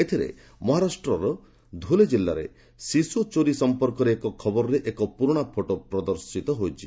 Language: Odia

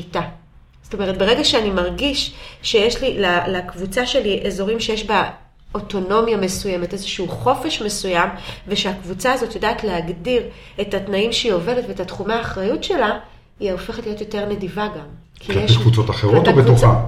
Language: Hebrew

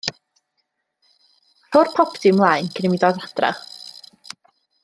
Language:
Welsh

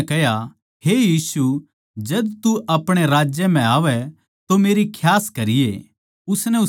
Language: Haryanvi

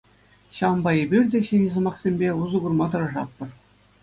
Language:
Chuvash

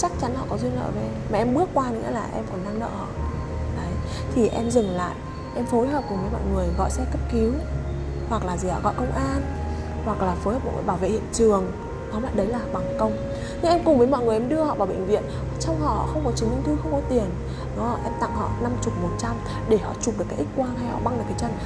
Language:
Vietnamese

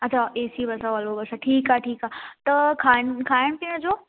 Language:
Sindhi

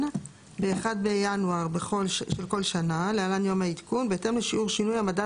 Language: Hebrew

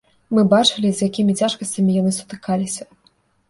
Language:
Belarusian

